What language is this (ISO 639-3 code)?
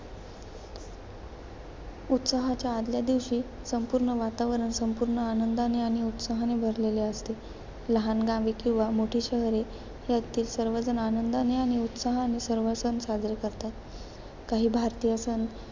mar